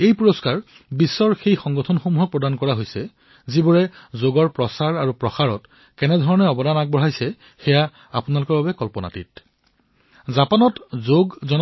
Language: Assamese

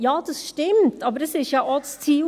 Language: Swiss German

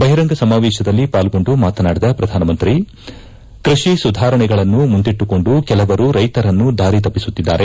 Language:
Kannada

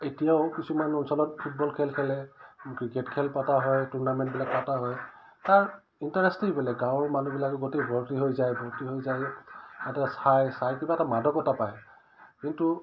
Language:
Assamese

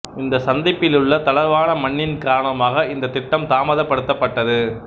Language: Tamil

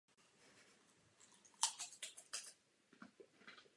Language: Czech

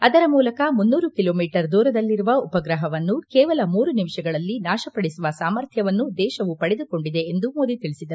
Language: Kannada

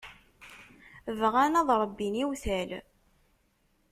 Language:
Kabyle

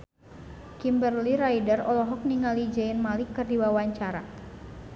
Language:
Sundanese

